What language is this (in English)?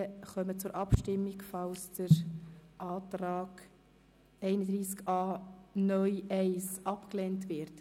Swiss German